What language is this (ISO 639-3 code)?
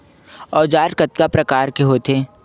hne